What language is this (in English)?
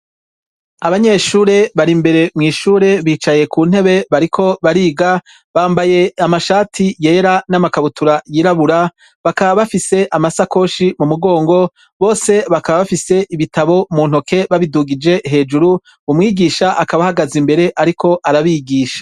Rundi